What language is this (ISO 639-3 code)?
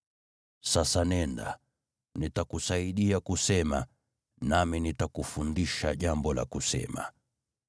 swa